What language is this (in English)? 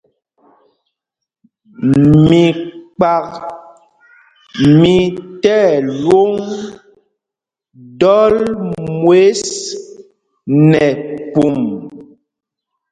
Mpumpong